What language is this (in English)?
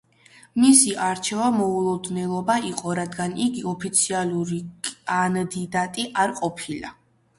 Georgian